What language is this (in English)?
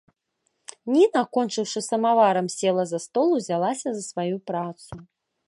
Belarusian